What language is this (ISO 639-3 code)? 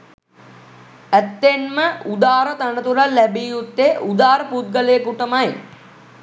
sin